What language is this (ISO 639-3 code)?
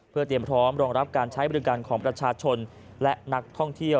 tha